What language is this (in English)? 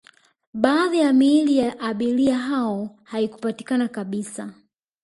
Swahili